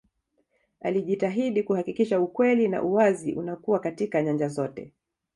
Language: Swahili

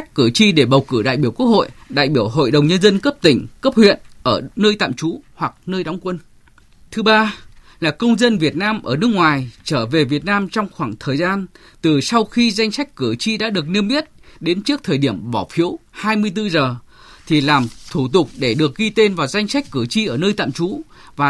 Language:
Vietnamese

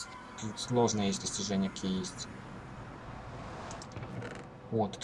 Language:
Russian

